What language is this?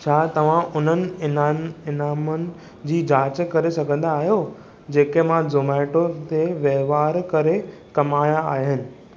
Sindhi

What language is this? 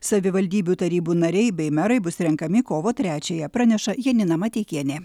Lithuanian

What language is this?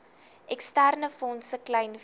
Afrikaans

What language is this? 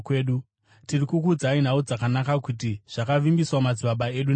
Shona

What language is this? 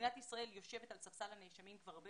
Hebrew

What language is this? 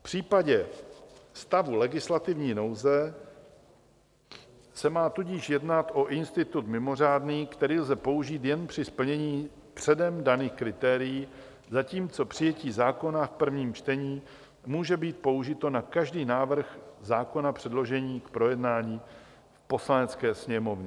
Czech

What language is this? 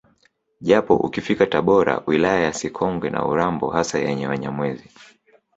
Swahili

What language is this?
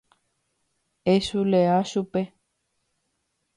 Guarani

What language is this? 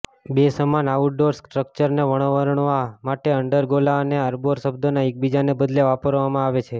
Gujarati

